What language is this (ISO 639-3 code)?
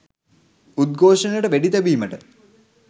sin